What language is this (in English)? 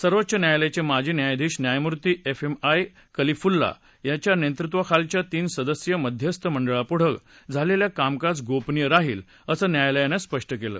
Marathi